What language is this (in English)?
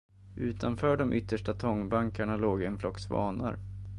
Swedish